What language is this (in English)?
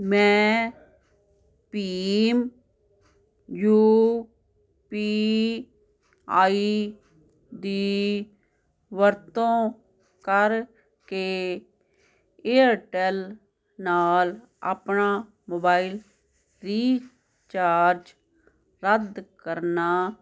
Punjabi